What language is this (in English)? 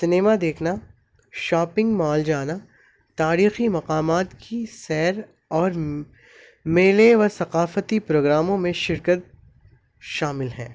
Urdu